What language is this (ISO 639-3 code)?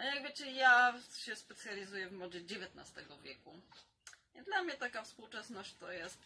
pol